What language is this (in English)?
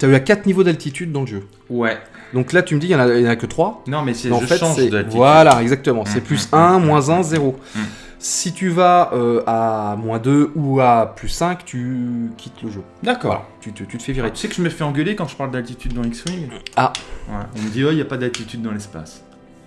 French